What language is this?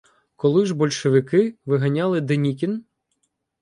Ukrainian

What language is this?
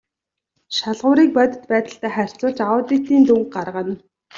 Mongolian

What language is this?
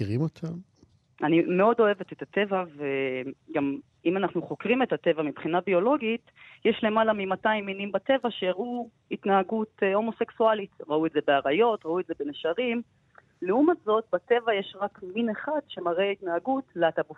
Hebrew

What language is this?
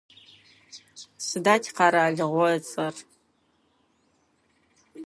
Adyghe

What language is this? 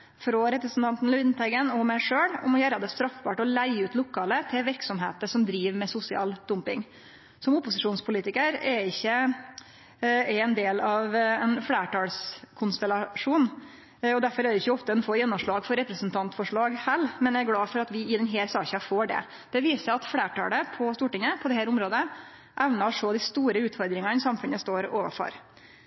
Norwegian Nynorsk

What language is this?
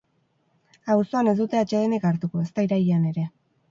Basque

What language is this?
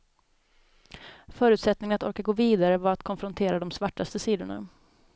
Swedish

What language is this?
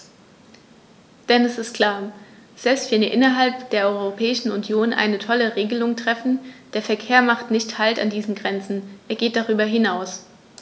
German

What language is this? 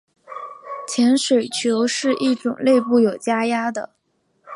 Chinese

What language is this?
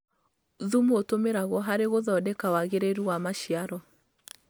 Kikuyu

